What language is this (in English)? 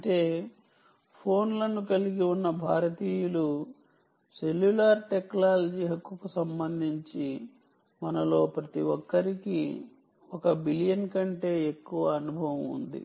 Telugu